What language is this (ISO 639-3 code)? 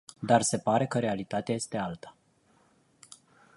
ron